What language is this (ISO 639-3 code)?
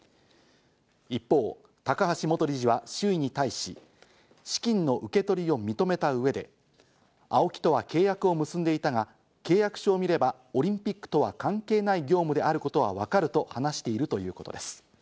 jpn